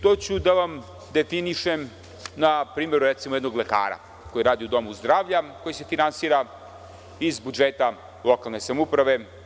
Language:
Serbian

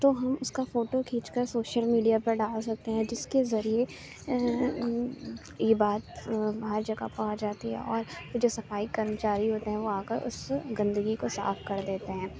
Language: Urdu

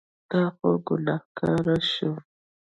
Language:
Pashto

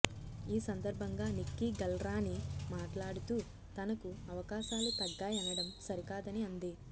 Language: Telugu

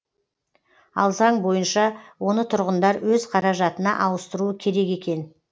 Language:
Kazakh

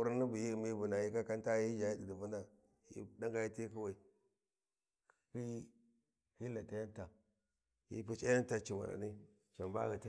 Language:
Warji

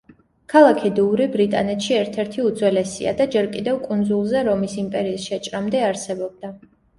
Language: Georgian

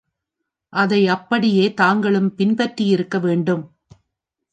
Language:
Tamil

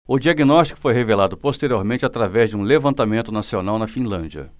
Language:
Portuguese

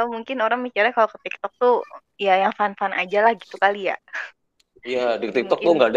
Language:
Indonesian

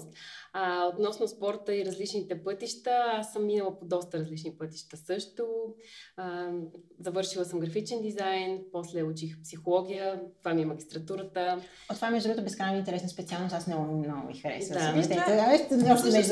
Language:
Bulgarian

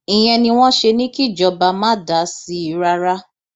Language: Yoruba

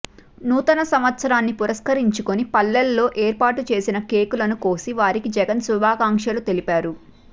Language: Telugu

